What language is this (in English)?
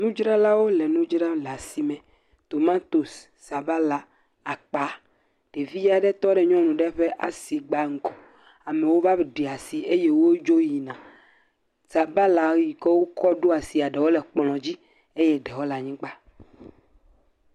Ewe